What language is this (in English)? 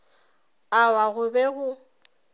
Northern Sotho